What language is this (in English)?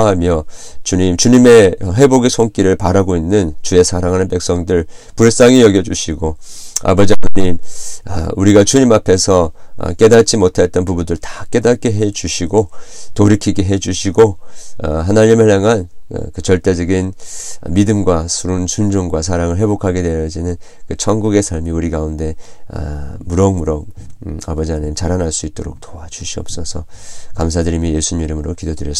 Korean